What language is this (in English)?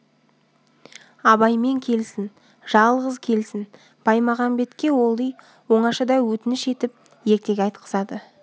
Kazakh